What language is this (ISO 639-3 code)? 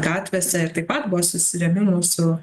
lit